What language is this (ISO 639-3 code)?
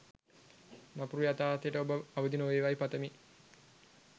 sin